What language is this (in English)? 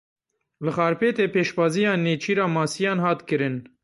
Kurdish